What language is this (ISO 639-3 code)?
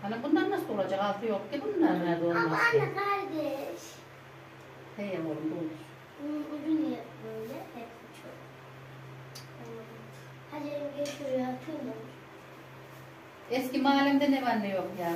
tur